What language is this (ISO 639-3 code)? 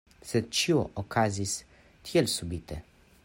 epo